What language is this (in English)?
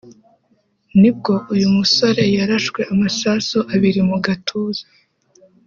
Kinyarwanda